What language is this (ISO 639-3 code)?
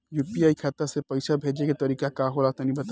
bho